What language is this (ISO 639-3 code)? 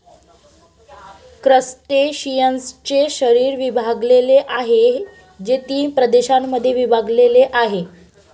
mar